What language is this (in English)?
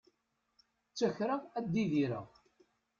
Kabyle